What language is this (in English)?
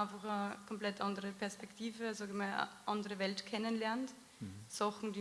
German